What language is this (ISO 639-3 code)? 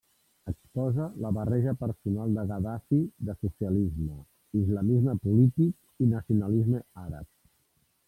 cat